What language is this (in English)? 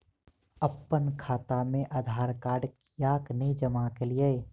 Maithili